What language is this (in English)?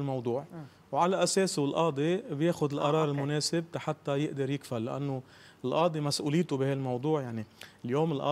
Arabic